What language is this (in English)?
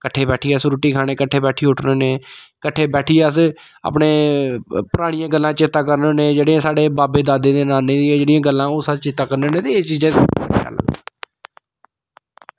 Dogri